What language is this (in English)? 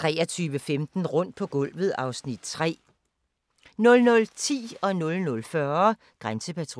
Danish